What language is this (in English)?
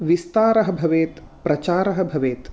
Sanskrit